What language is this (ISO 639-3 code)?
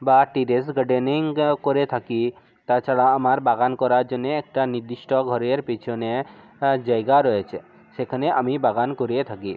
ben